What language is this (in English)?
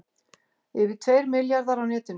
Icelandic